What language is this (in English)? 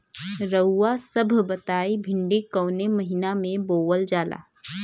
Bhojpuri